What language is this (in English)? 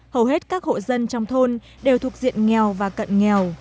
Vietnamese